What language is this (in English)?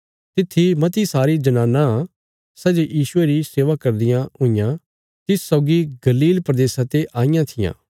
Bilaspuri